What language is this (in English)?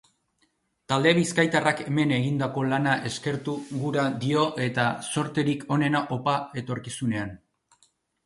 Basque